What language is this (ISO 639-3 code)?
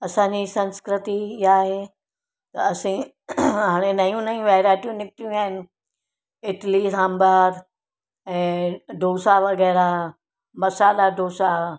snd